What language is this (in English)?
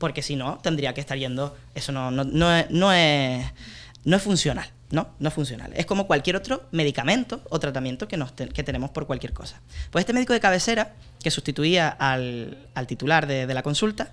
Spanish